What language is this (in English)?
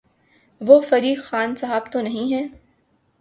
Urdu